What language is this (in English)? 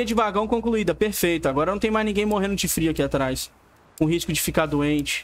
Portuguese